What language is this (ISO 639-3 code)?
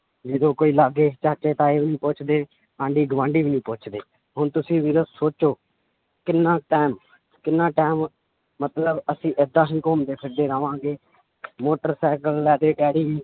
pan